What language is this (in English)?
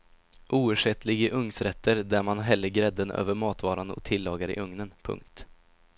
Swedish